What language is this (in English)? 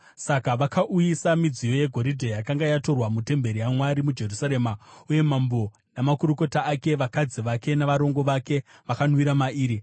Shona